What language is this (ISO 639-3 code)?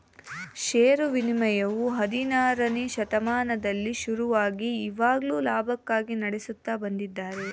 kan